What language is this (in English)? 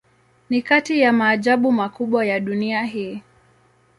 Swahili